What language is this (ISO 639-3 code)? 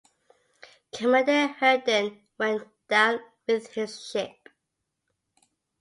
eng